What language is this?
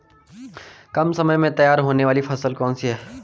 Hindi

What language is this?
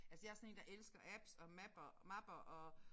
Danish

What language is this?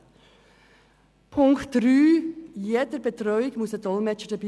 Swiss German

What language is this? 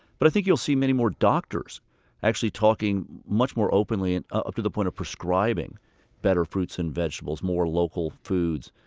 English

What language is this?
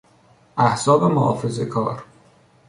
Persian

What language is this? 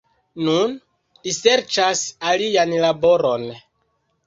Esperanto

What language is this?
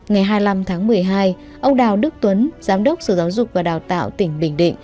Vietnamese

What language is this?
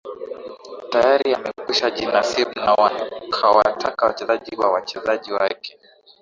Swahili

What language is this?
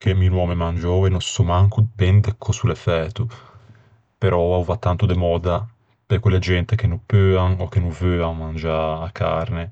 Ligurian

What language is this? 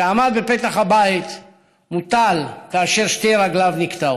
Hebrew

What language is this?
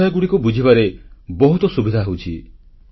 Odia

